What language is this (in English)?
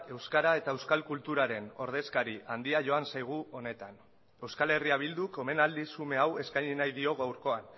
Basque